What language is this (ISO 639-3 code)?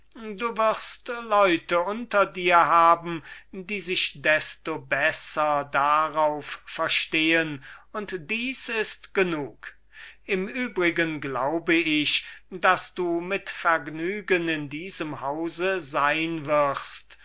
deu